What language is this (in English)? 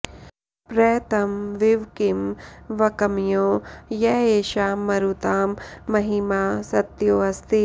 Sanskrit